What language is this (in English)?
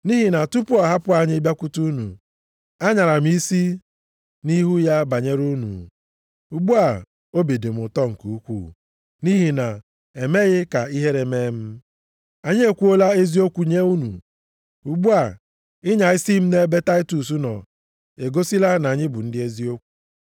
Igbo